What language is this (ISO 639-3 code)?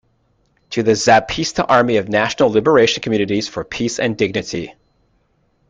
eng